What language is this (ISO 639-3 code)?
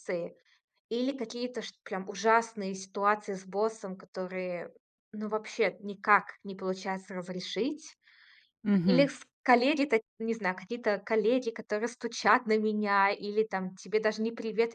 rus